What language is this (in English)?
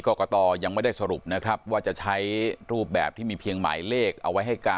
Thai